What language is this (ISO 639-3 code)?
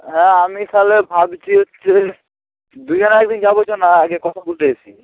ben